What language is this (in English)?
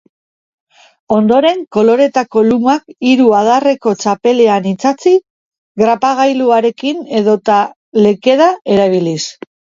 Basque